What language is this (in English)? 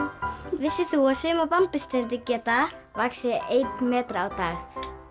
Icelandic